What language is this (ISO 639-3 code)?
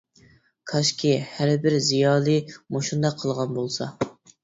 uig